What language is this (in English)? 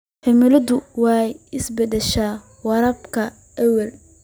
Somali